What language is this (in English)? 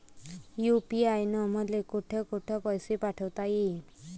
Marathi